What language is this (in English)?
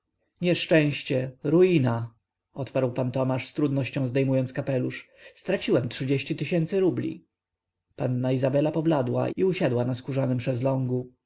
Polish